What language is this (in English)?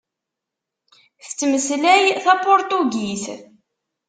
Kabyle